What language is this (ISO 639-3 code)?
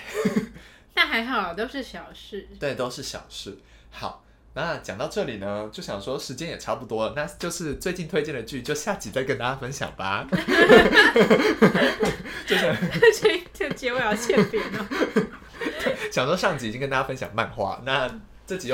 zho